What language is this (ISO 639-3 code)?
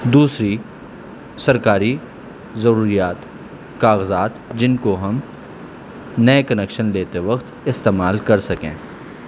urd